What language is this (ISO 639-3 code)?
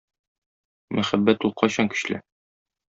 tat